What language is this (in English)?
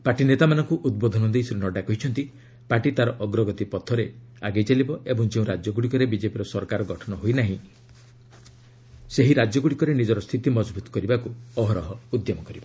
Odia